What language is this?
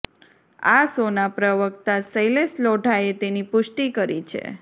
Gujarati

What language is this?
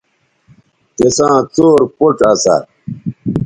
Bateri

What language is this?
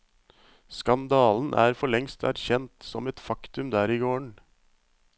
Norwegian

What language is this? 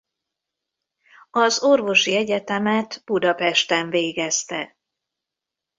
Hungarian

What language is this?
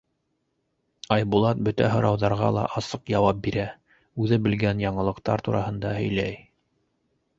Bashkir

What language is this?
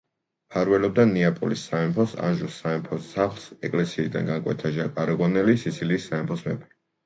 Georgian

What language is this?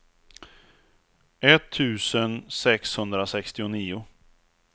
Swedish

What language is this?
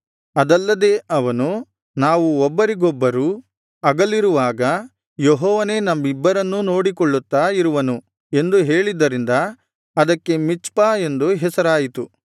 Kannada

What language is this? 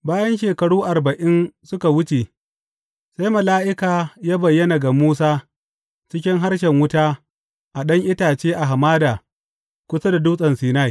Hausa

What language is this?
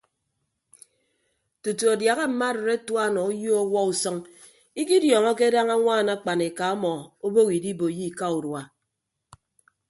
Ibibio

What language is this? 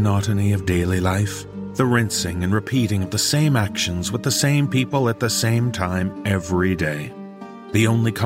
English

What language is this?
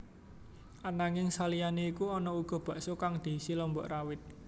Javanese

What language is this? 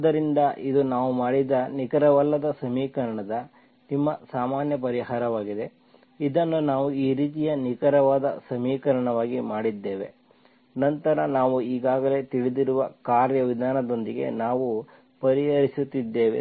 Kannada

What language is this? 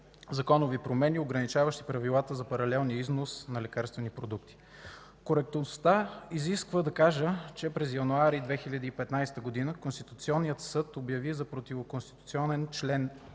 Bulgarian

